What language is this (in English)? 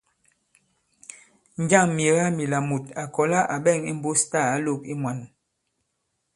Bankon